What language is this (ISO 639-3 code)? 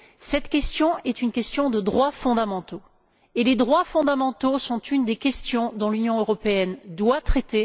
fra